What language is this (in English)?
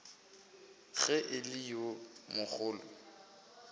Northern Sotho